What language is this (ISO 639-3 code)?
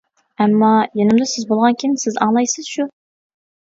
uig